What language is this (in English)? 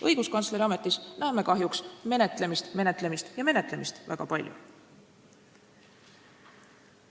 Estonian